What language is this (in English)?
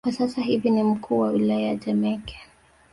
Swahili